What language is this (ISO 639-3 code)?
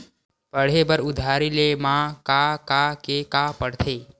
hne